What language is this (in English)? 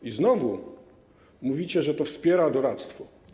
Polish